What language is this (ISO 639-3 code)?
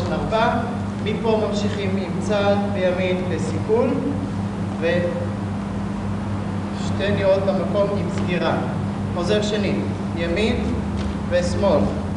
heb